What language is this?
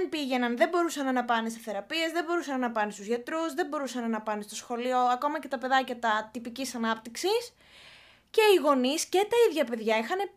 Greek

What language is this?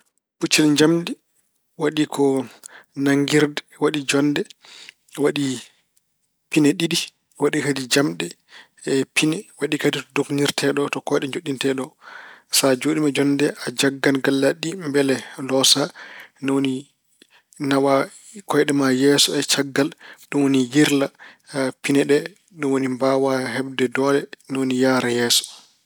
Fula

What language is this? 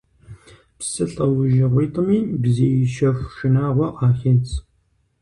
Kabardian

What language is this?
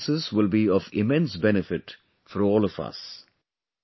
English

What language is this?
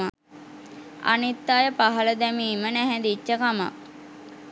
Sinhala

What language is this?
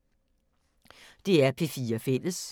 Danish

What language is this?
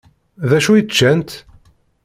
Kabyle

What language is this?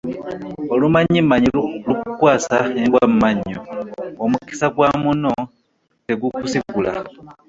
Ganda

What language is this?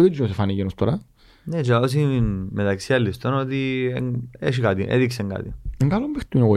Greek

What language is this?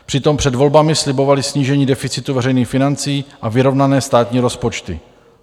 Czech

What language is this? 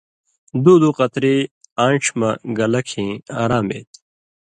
Indus Kohistani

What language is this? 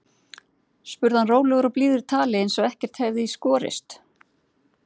Icelandic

